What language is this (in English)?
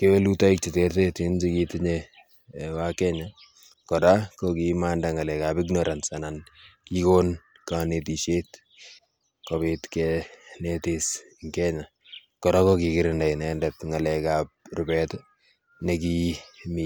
Kalenjin